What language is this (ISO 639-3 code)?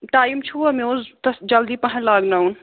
kas